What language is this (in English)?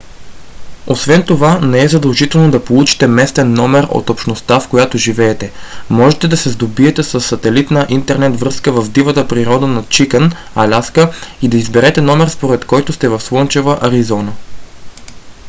Bulgarian